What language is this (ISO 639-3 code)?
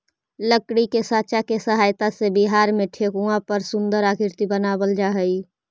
mag